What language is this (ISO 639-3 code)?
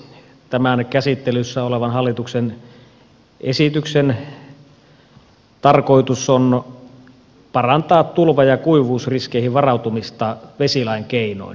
fin